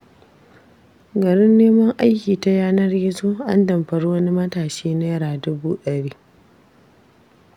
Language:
Hausa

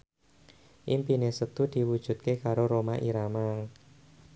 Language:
Javanese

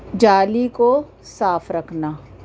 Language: Urdu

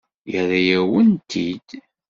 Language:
Kabyle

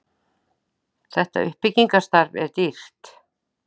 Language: Icelandic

